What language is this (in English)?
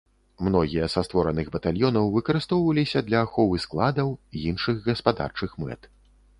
Belarusian